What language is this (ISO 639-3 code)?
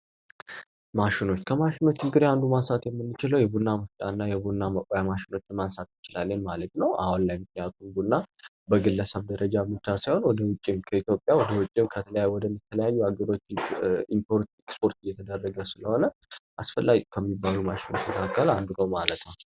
amh